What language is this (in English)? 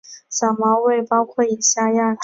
Chinese